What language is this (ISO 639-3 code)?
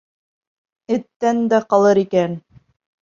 bak